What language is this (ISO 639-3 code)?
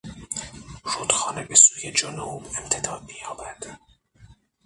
fas